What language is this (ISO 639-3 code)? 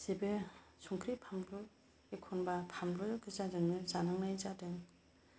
brx